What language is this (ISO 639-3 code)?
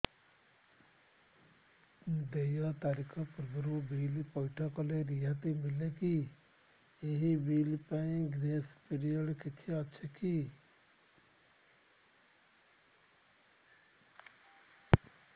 ori